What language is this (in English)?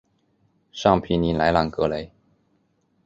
Chinese